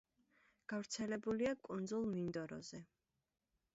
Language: Georgian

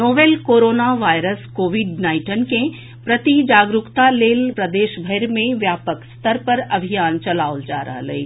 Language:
Maithili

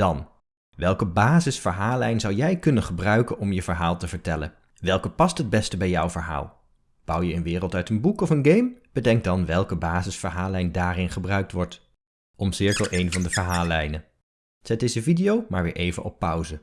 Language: Dutch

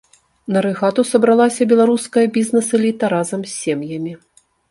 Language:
Belarusian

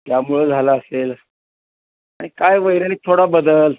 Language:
Marathi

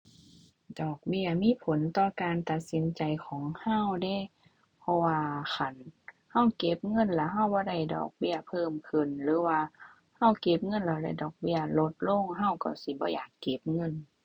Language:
Thai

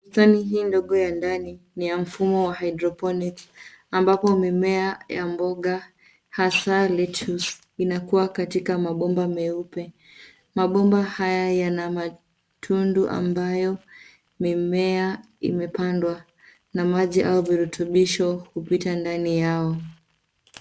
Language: Swahili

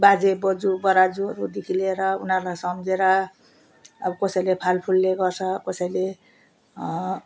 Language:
Nepali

